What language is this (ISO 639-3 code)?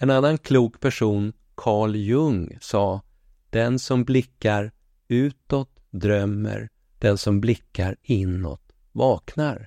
swe